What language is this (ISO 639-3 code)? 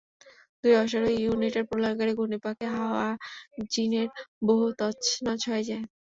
ben